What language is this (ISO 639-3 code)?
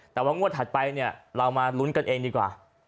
tha